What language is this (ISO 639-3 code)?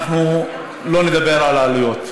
heb